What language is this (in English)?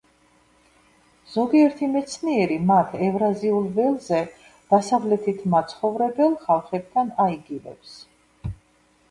Georgian